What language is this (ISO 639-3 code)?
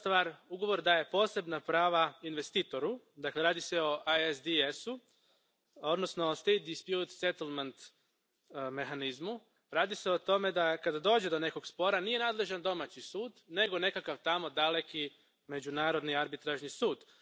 hrv